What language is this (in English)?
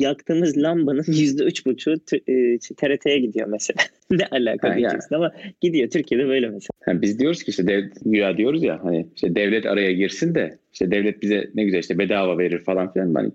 Turkish